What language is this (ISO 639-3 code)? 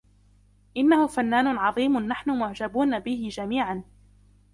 ara